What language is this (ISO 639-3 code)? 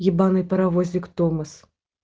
rus